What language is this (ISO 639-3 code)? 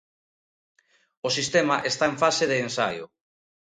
glg